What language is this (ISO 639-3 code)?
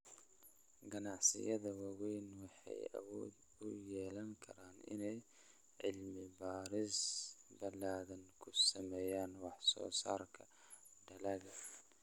som